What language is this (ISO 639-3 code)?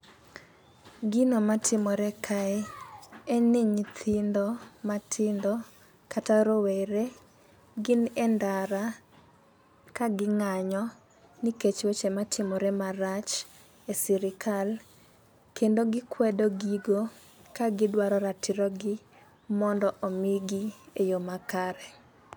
luo